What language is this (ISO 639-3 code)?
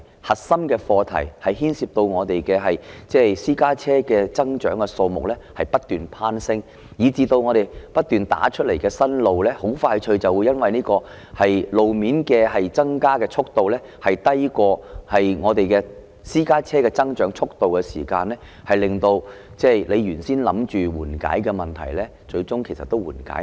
yue